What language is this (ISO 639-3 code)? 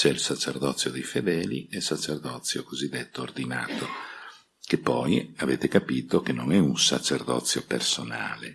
ita